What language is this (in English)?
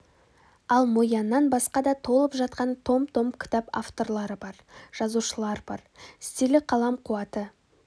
Kazakh